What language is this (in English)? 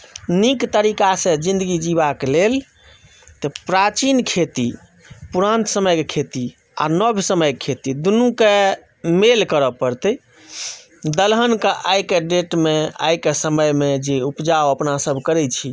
Maithili